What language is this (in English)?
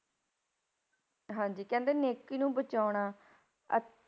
Punjabi